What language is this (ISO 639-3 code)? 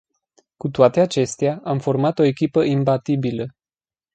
ron